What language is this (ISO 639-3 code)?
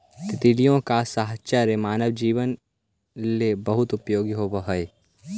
mag